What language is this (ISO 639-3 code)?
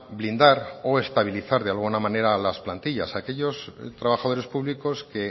spa